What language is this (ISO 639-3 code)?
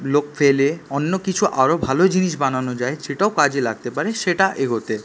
ben